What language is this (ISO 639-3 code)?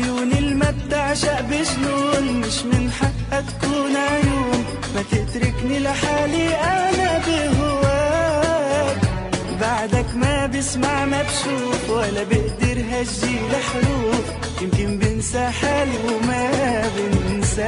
ara